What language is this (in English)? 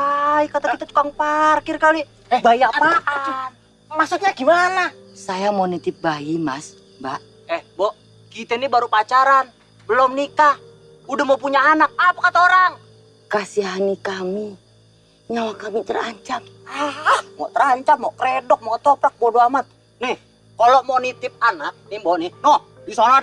Indonesian